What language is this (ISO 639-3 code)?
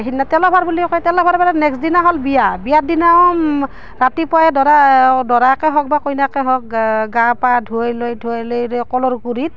asm